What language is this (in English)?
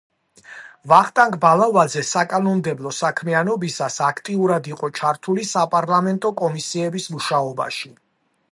Georgian